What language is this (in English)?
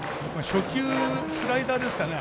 Japanese